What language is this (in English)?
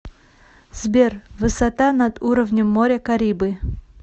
Russian